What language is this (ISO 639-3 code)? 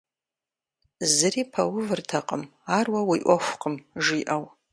kbd